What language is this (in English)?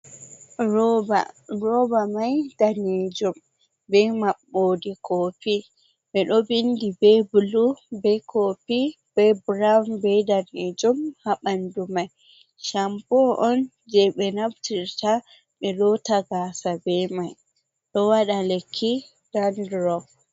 Fula